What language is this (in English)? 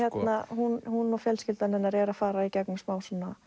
Icelandic